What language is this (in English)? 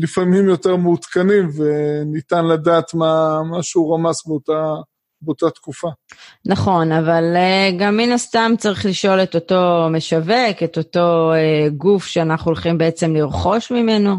Hebrew